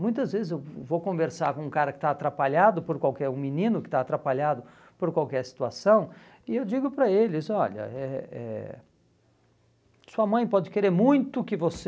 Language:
Portuguese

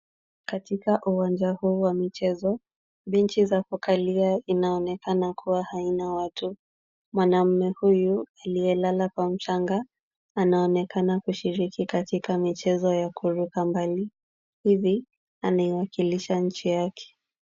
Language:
Swahili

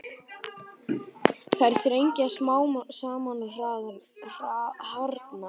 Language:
Icelandic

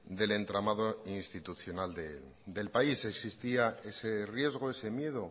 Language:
Spanish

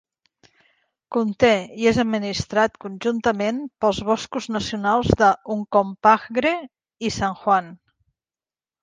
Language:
Catalan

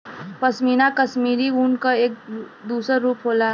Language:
Bhojpuri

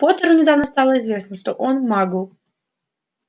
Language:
Russian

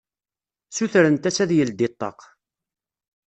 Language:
Kabyle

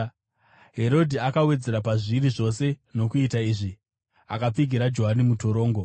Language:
Shona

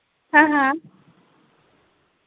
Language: Dogri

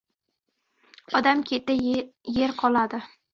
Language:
Uzbek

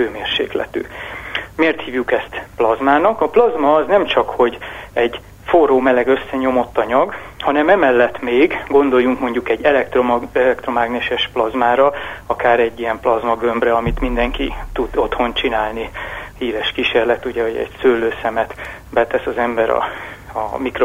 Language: Hungarian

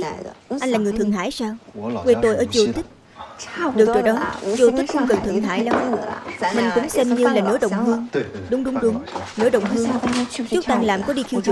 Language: Vietnamese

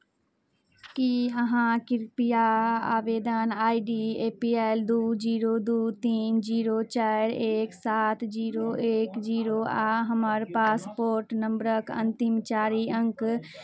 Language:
Maithili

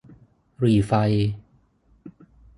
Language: Thai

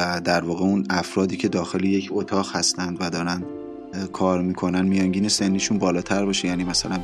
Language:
Persian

